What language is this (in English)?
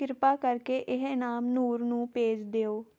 Punjabi